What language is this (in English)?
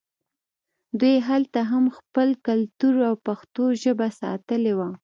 Pashto